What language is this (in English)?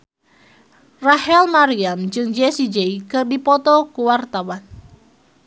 Sundanese